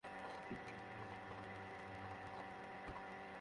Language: Bangla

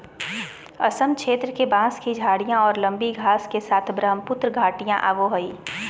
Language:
Magahi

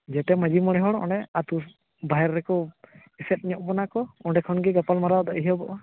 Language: Santali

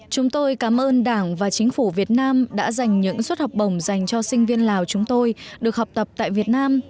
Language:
Vietnamese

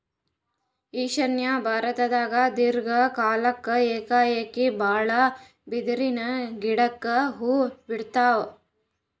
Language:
Kannada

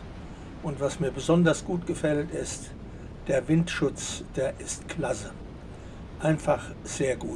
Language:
German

